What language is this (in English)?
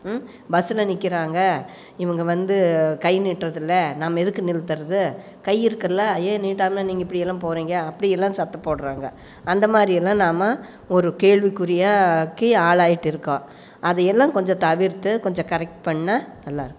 Tamil